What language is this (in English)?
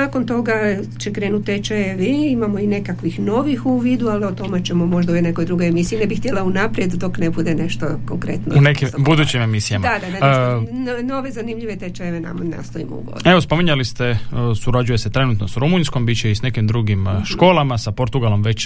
Croatian